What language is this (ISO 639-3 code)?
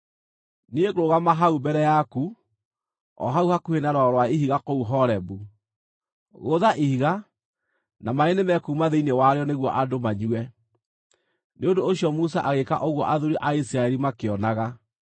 kik